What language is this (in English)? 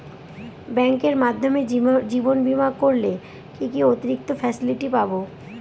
Bangla